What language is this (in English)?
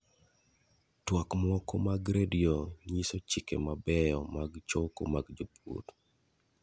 Luo (Kenya and Tanzania)